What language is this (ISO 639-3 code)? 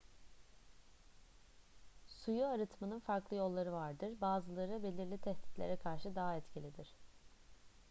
tur